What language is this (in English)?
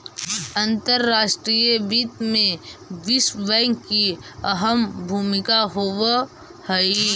Magahi